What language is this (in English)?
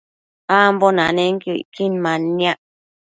Matsés